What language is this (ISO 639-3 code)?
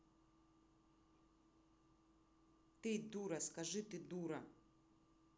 rus